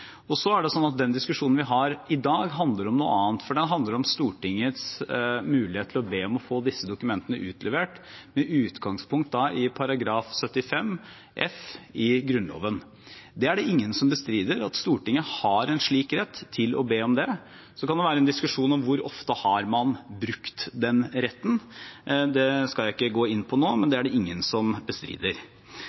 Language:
Norwegian Bokmål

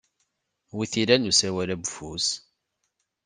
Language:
Kabyle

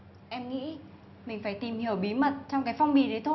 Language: Vietnamese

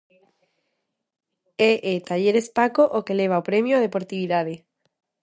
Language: Galician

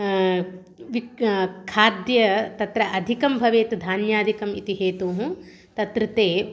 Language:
Sanskrit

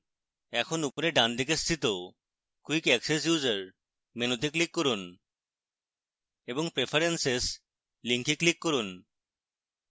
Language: Bangla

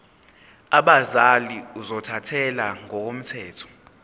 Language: Zulu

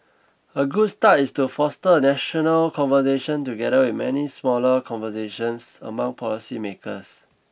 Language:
English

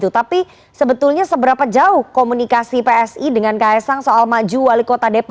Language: Indonesian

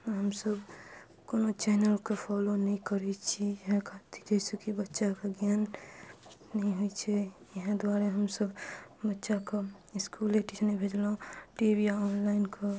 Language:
Maithili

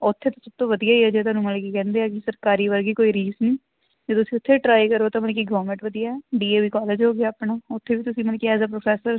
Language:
Punjabi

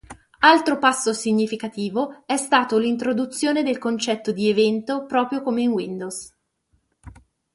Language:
Italian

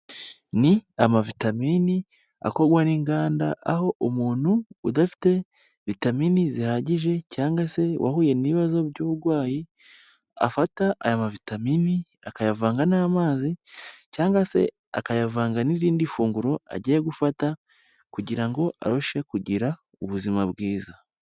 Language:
Kinyarwanda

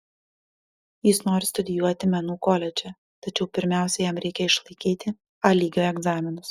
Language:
Lithuanian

